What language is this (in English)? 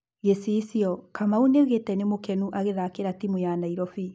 Kikuyu